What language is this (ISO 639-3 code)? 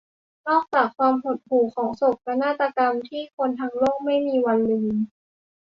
tha